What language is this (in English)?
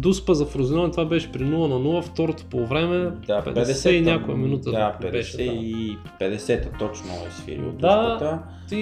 Bulgarian